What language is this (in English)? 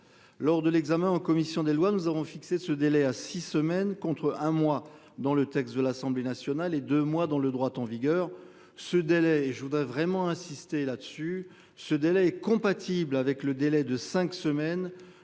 French